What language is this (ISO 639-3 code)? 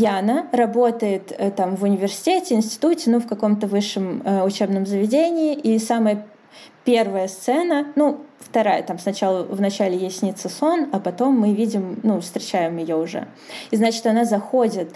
rus